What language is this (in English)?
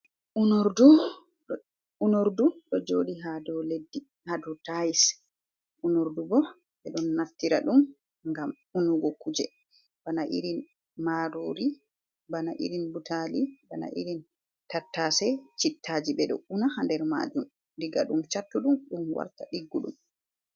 Fula